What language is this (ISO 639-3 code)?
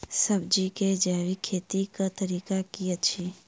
mai